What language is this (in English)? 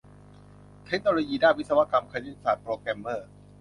Thai